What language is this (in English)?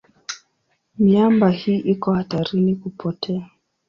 Swahili